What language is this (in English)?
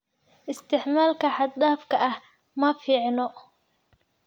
Somali